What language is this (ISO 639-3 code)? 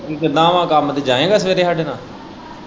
pan